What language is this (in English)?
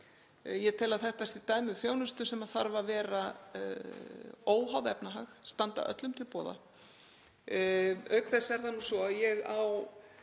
Icelandic